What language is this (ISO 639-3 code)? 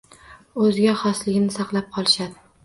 uzb